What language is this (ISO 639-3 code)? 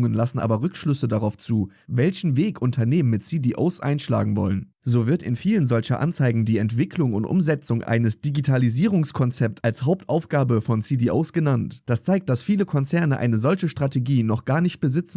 deu